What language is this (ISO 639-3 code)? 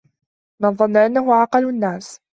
ara